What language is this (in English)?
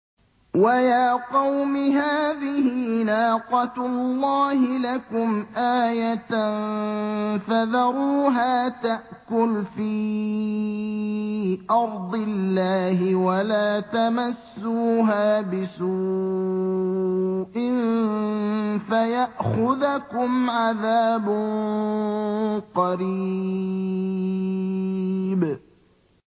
Arabic